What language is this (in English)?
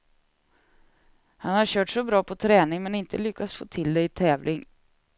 Swedish